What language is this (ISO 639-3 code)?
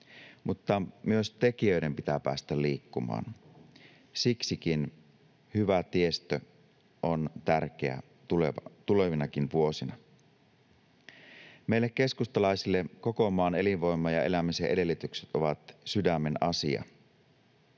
fin